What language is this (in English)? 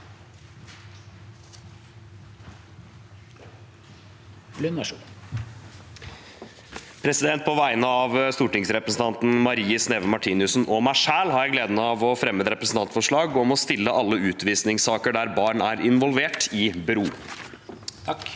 Norwegian